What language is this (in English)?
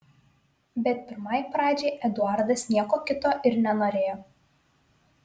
Lithuanian